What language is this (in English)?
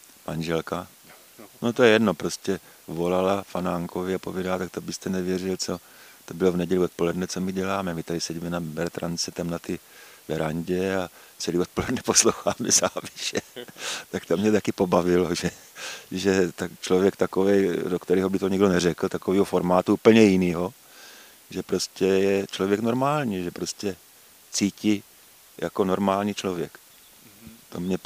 Czech